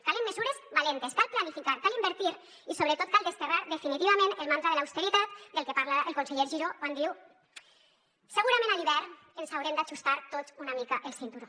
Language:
Catalan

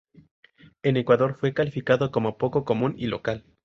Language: Spanish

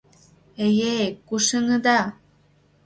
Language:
Mari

